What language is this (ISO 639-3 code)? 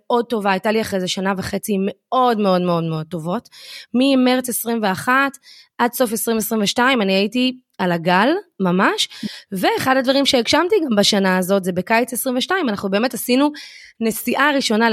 heb